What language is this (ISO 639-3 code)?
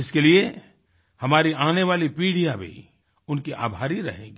hin